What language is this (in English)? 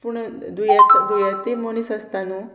Konkani